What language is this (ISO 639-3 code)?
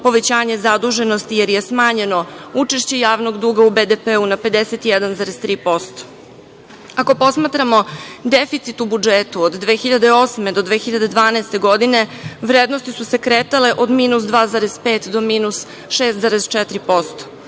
srp